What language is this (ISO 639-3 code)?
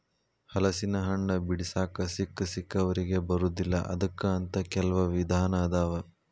kan